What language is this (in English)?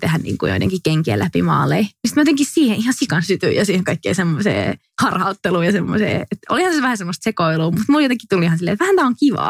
Finnish